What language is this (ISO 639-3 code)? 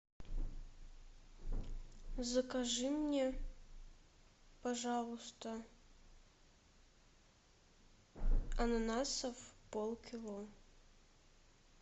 rus